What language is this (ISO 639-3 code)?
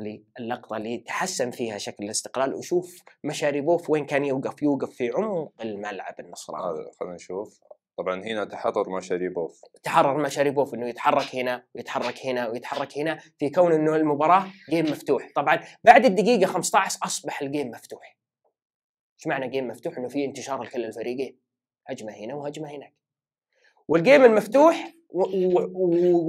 ara